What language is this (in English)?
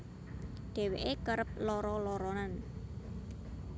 Javanese